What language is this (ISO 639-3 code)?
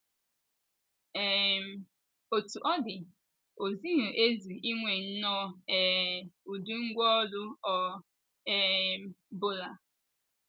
ibo